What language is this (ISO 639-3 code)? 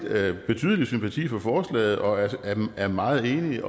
dan